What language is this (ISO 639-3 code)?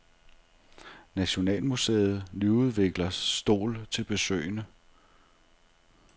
dan